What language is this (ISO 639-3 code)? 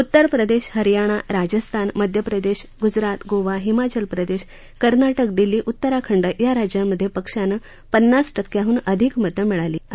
mar